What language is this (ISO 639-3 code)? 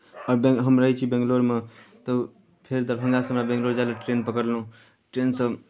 mai